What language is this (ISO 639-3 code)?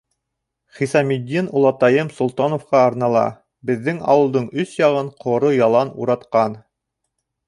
bak